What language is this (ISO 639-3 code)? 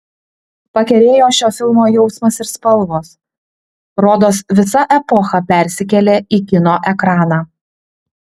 lit